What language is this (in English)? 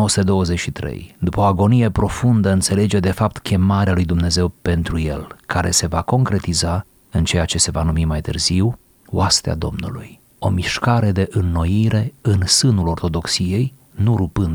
Romanian